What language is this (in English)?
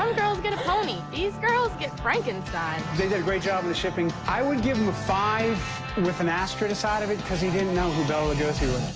English